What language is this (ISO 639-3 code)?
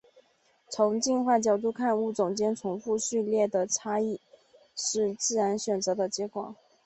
zho